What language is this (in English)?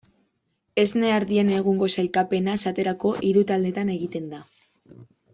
Basque